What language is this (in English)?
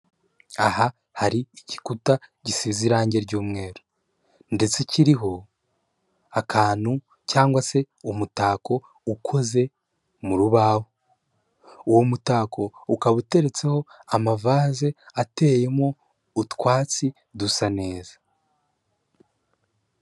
Kinyarwanda